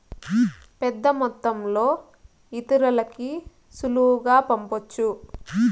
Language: Telugu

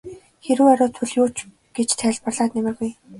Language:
Mongolian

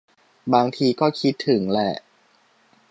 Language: Thai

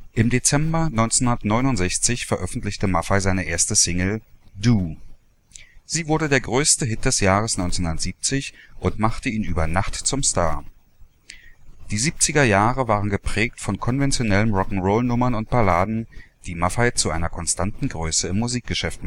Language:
German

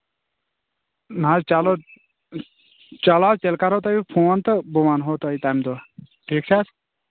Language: Kashmiri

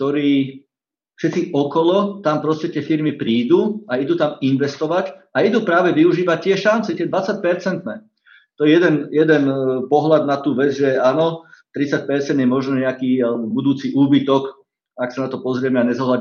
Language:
Slovak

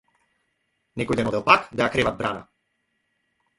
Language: Macedonian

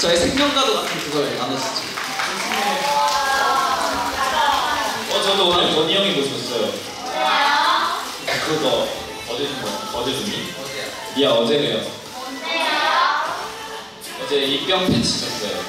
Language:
Korean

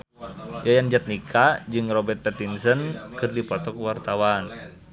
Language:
Sundanese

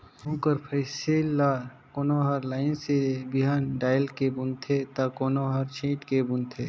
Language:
Chhattisgarhi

